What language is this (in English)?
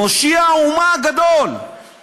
Hebrew